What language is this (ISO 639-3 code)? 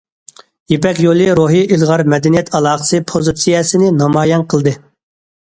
uig